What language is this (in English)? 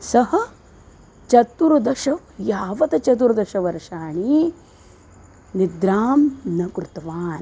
Sanskrit